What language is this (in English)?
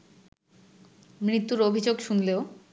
Bangla